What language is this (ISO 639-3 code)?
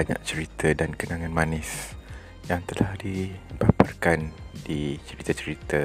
msa